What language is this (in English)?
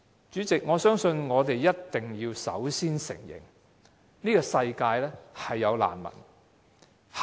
Cantonese